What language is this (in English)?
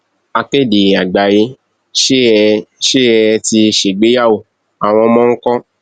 Yoruba